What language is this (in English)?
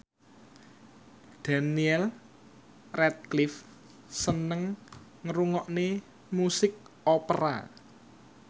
Javanese